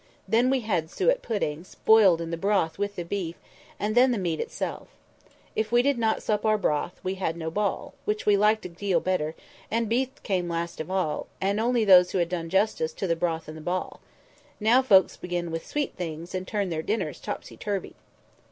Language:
English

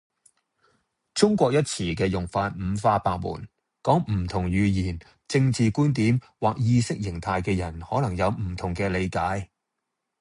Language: Cantonese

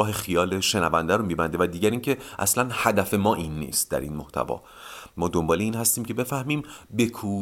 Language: Persian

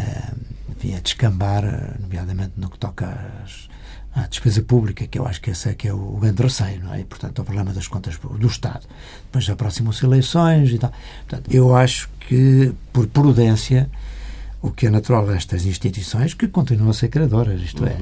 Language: Portuguese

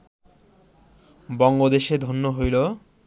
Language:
Bangla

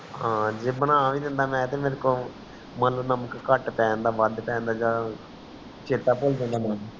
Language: Punjabi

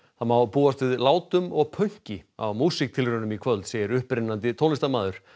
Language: Icelandic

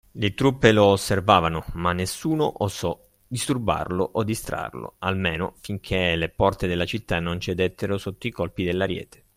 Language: Italian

